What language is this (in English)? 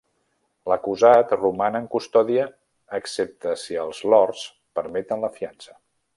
Catalan